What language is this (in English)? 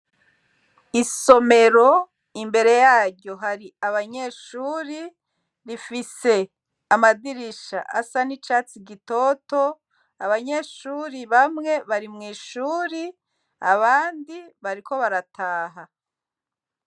Rundi